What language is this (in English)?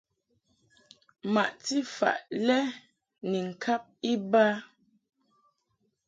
Mungaka